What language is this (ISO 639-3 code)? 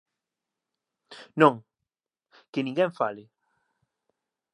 glg